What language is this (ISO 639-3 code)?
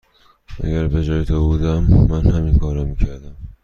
fas